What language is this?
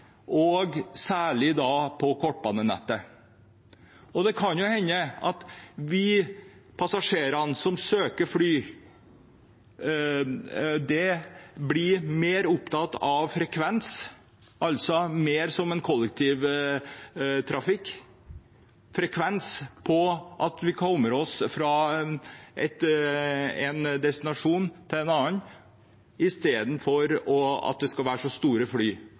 Norwegian Bokmål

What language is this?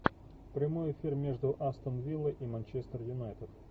Russian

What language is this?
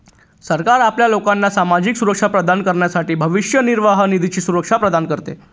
Marathi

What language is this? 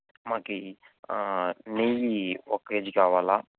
Telugu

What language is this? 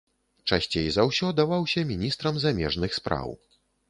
Belarusian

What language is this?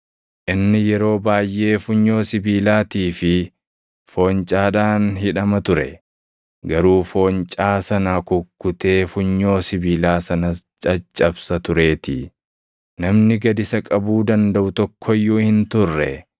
Oromo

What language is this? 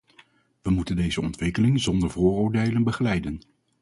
Dutch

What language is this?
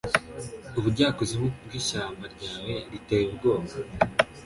Kinyarwanda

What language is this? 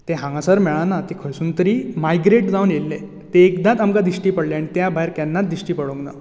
Konkani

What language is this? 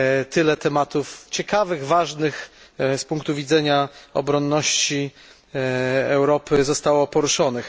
Polish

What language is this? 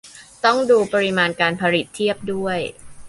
Thai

